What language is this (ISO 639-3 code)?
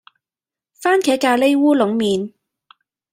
yue